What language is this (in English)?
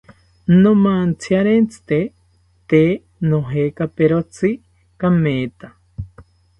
South Ucayali Ashéninka